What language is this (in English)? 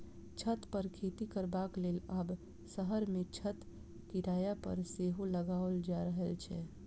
Maithili